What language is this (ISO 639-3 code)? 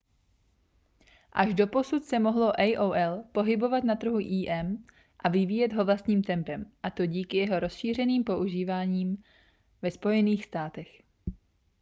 ces